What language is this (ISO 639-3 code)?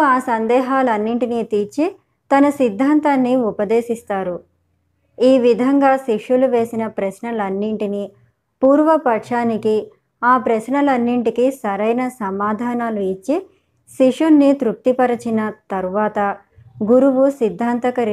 tel